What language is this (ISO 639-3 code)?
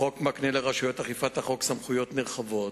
heb